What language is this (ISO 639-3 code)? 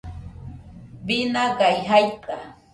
hux